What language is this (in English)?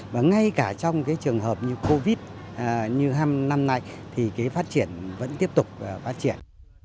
Vietnamese